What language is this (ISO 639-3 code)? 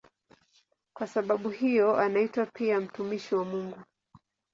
swa